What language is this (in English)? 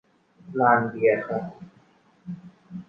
Thai